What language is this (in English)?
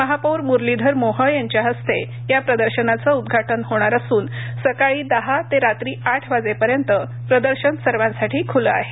Marathi